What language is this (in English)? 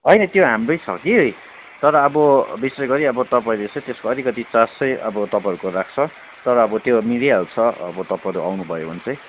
Nepali